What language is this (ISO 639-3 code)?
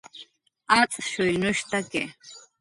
jqr